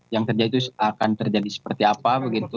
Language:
Indonesian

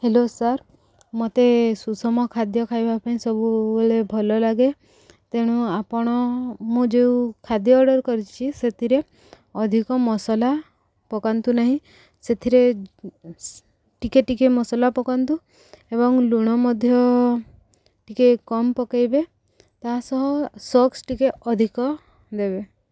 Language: Odia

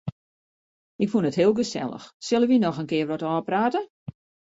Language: Western Frisian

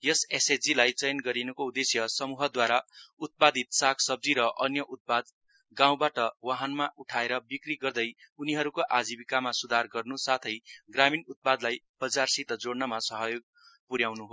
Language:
Nepali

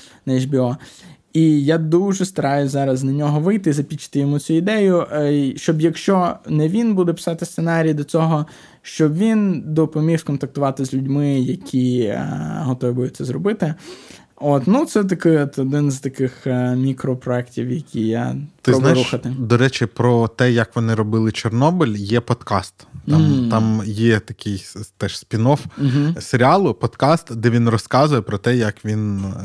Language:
Ukrainian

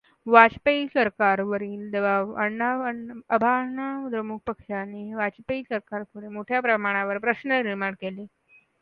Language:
Marathi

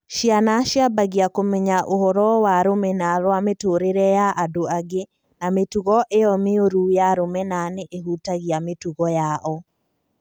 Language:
Kikuyu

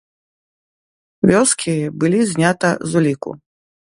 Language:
Belarusian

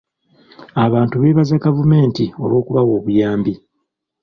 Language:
Ganda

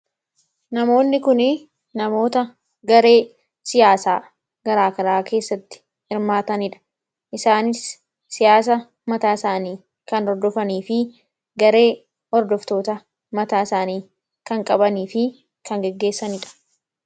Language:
Oromo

